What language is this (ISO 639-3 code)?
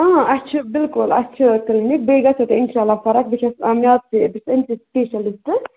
kas